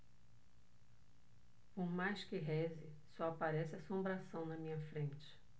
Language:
Portuguese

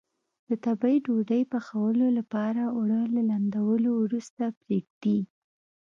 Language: Pashto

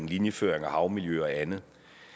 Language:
Danish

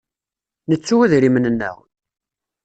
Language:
Kabyle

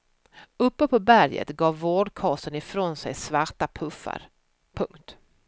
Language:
Swedish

